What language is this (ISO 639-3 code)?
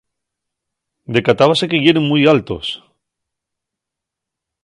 ast